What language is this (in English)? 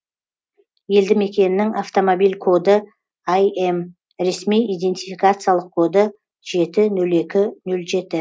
Kazakh